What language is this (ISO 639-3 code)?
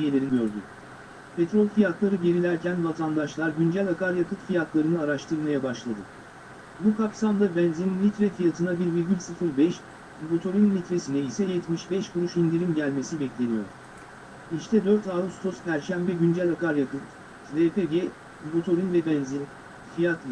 tur